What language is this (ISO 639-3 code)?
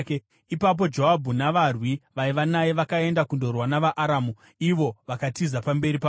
sna